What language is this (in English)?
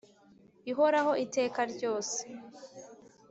Kinyarwanda